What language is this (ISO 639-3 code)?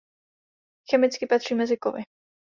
ces